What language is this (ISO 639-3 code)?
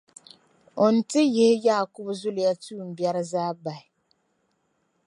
dag